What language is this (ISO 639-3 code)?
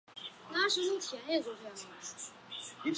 zho